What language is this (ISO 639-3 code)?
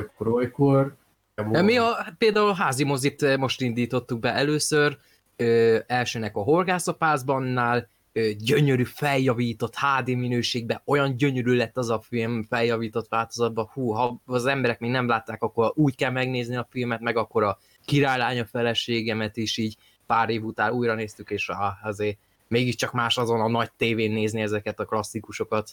hun